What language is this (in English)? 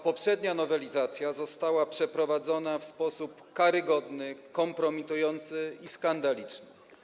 Polish